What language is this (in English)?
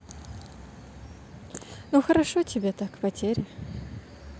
Russian